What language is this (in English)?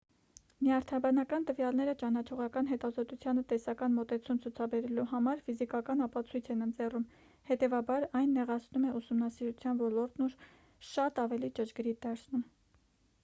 Armenian